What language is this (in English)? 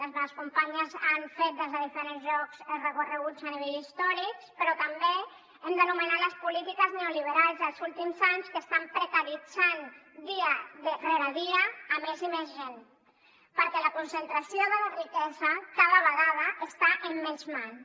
Catalan